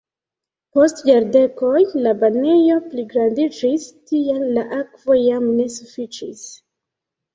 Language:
Esperanto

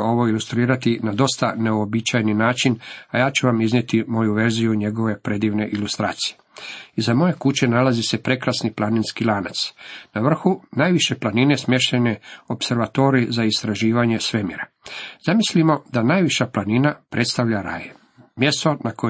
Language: Croatian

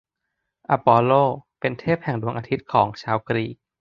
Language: Thai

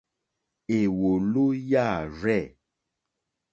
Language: Mokpwe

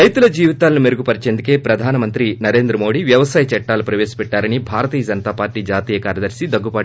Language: Telugu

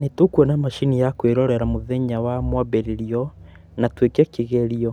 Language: Kikuyu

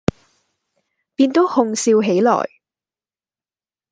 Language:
Cantonese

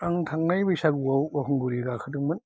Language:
Bodo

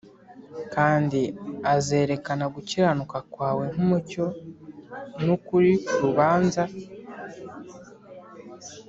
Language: Kinyarwanda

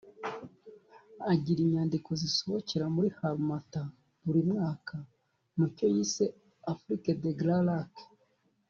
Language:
Kinyarwanda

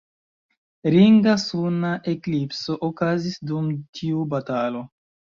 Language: Esperanto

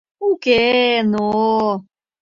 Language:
Mari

